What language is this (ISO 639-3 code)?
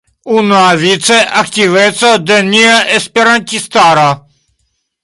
epo